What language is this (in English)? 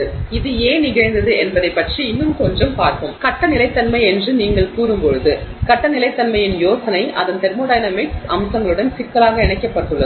Tamil